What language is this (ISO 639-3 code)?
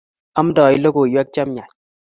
kln